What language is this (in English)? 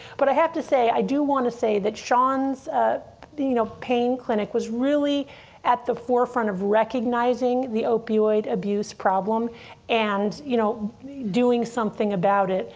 English